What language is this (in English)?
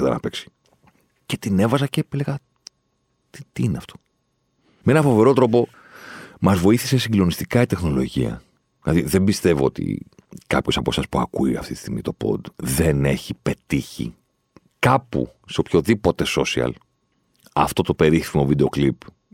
Greek